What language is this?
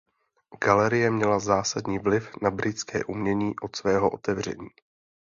Czech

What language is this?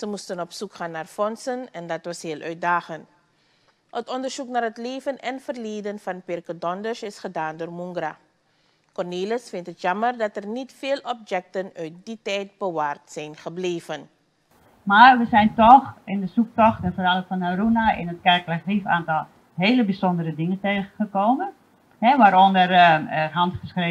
Dutch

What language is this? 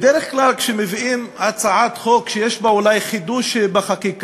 Hebrew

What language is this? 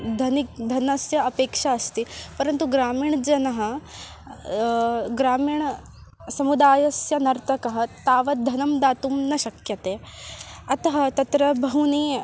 Sanskrit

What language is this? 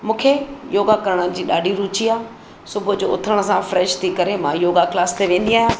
Sindhi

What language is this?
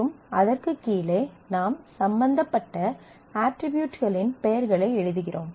Tamil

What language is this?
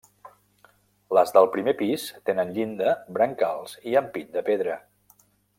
Catalan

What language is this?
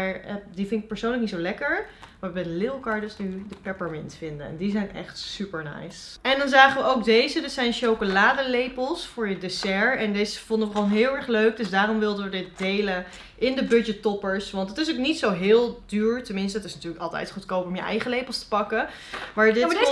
Dutch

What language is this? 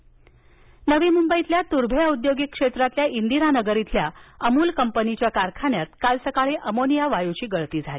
Marathi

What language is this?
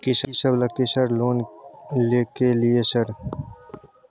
Maithili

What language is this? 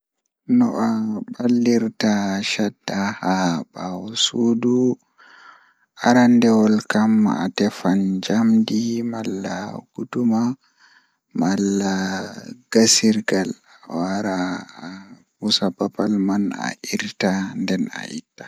Fula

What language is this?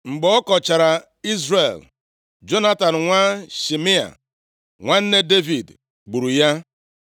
Igbo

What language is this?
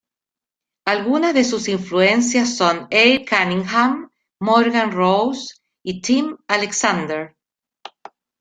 Spanish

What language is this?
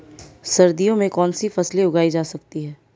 Hindi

